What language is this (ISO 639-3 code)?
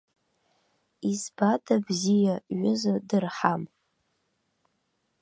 abk